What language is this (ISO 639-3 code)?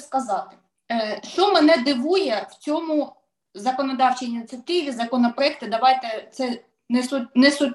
ukr